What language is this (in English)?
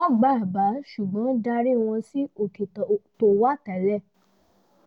Yoruba